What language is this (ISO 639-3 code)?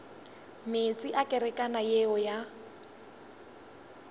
nso